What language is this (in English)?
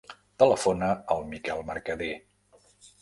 Catalan